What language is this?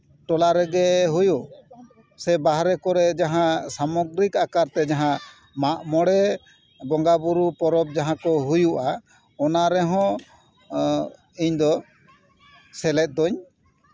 Santali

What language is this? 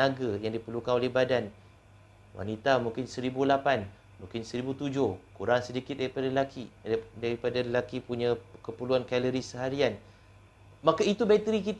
Malay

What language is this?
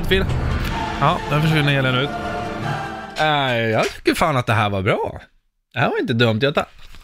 Swedish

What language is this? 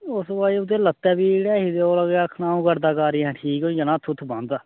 Dogri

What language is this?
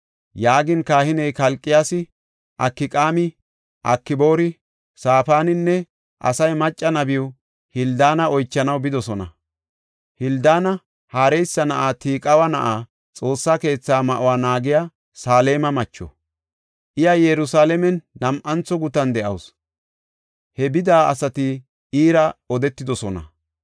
Gofa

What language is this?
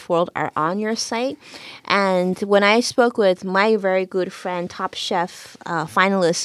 English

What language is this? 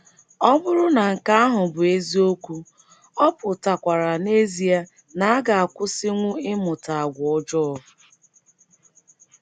Igbo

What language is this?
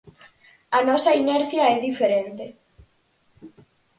Galician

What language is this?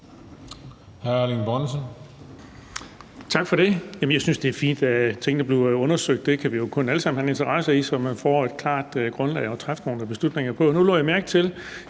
Danish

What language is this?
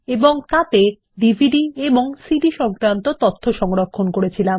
Bangla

